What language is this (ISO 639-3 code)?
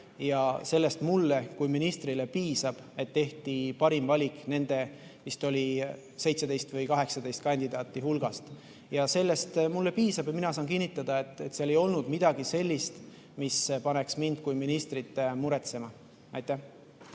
est